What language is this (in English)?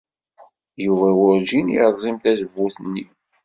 Kabyle